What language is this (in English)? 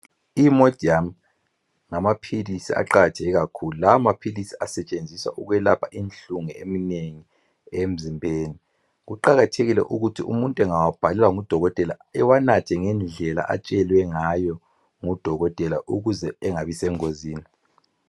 North Ndebele